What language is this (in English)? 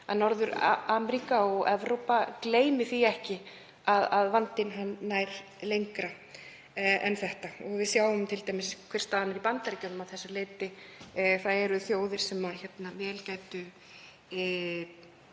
Icelandic